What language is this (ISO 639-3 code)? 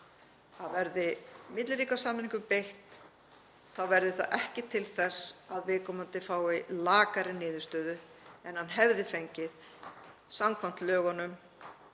isl